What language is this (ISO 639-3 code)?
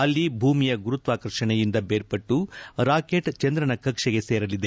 kan